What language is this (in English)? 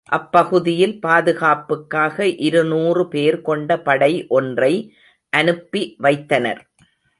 Tamil